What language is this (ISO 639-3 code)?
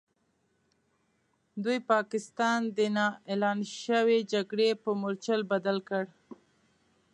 pus